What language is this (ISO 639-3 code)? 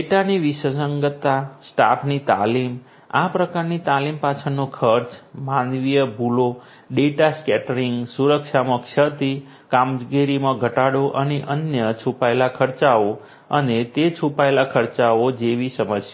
guj